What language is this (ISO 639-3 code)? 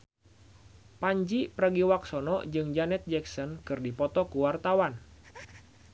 sun